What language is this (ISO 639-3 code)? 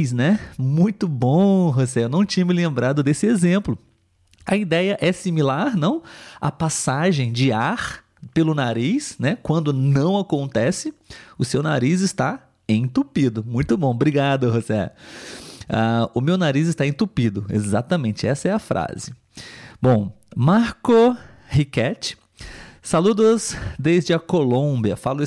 por